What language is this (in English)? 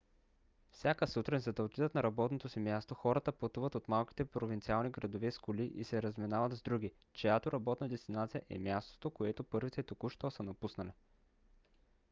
Bulgarian